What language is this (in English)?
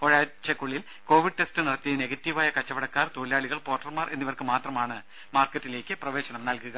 Malayalam